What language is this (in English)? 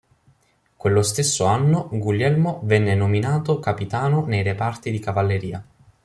Italian